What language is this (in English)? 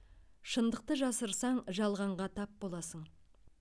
Kazakh